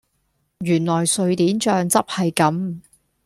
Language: Cantonese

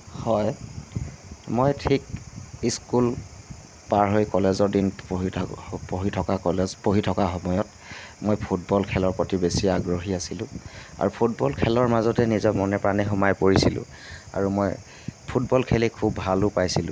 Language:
Assamese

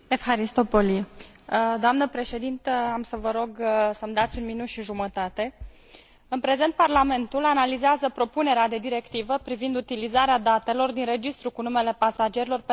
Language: Romanian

